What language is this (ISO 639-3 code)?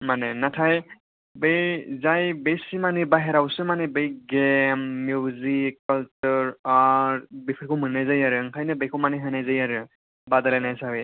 brx